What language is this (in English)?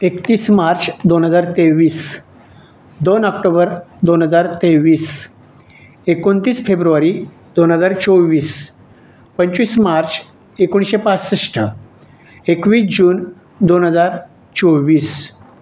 Marathi